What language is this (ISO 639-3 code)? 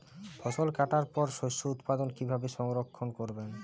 ben